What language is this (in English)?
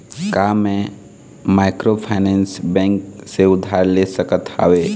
Chhattisgarhi